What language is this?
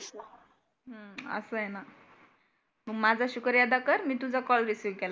Marathi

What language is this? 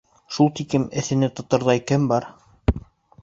Bashkir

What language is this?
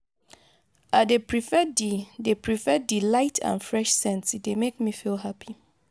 Nigerian Pidgin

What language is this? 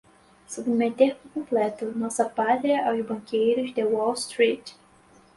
Portuguese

